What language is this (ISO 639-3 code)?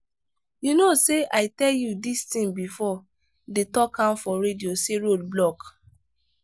pcm